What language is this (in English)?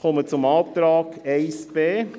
Swiss German